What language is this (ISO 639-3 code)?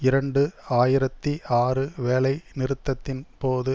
tam